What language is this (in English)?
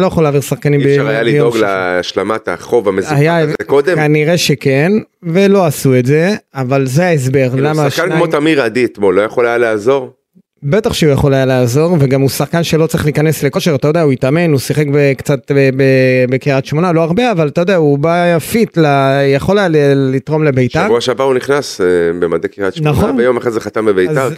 Hebrew